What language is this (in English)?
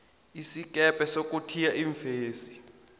South Ndebele